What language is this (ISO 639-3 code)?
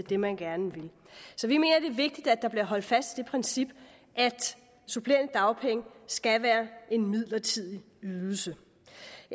dan